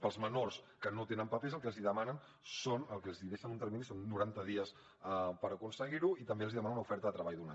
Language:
Catalan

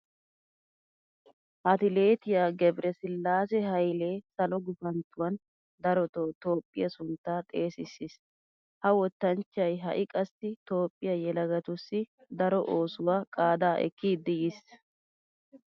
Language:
Wolaytta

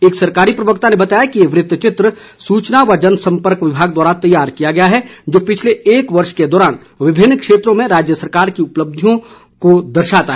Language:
Hindi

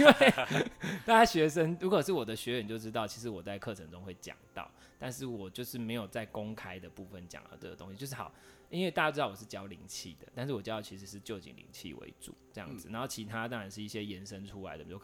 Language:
Chinese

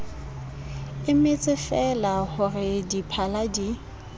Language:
Southern Sotho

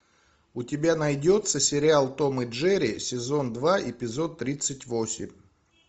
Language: Russian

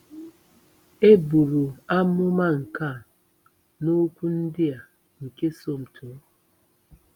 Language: Igbo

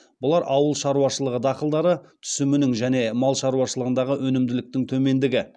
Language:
Kazakh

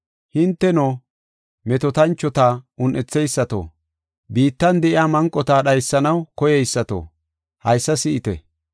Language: Gofa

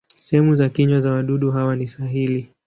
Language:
Swahili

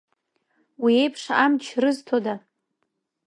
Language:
Abkhazian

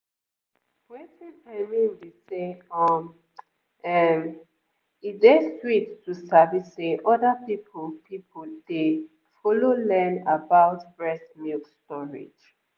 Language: Nigerian Pidgin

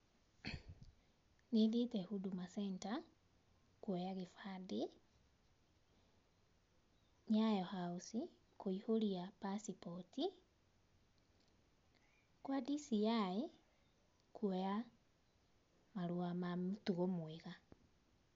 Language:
Kikuyu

